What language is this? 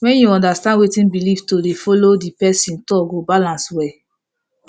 Nigerian Pidgin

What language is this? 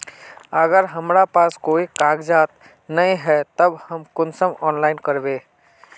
Magahi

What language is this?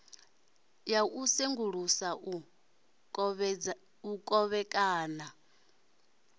Venda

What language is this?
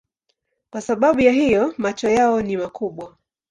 Swahili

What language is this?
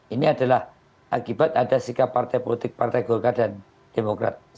Indonesian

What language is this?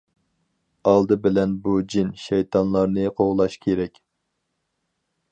Uyghur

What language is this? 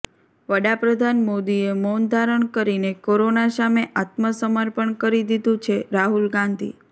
Gujarati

